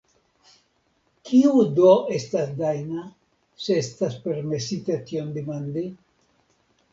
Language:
Esperanto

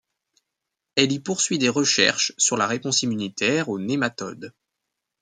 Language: French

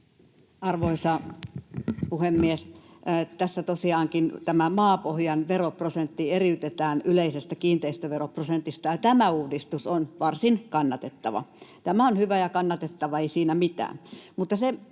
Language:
Finnish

